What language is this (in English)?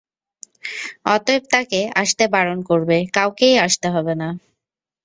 Bangla